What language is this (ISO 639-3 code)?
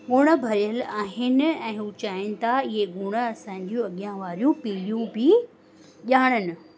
snd